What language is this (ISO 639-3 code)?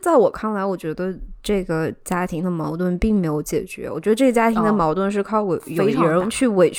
zho